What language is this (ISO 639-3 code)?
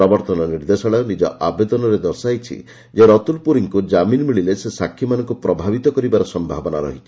ori